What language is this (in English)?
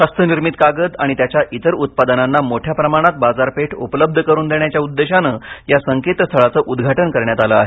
Marathi